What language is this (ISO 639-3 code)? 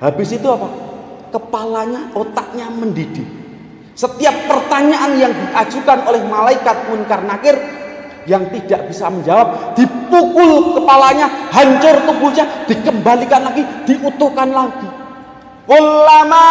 ind